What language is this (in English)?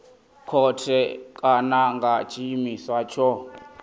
Venda